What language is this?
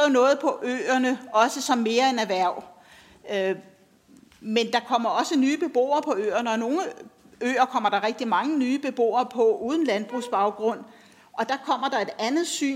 Danish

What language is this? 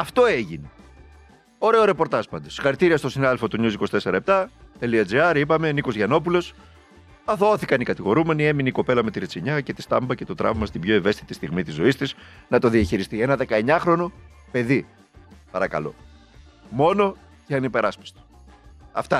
Greek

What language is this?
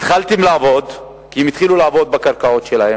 Hebrew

